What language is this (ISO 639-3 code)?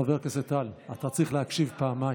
heb